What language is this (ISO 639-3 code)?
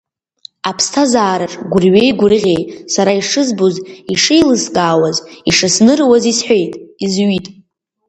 abk